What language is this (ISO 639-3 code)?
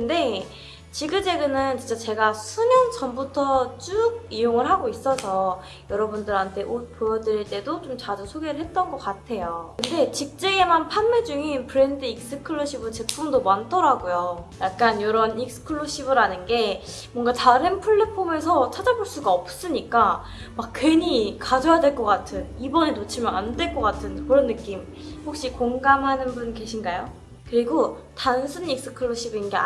kor